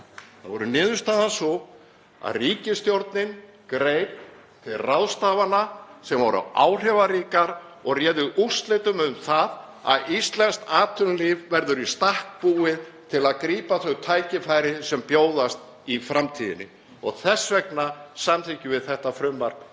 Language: Icelandic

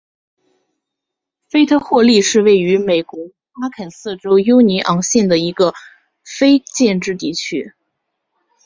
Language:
Chinese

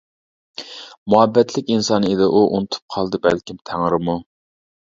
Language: Uyghur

